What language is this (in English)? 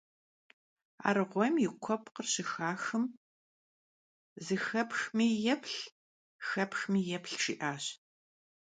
Kabardian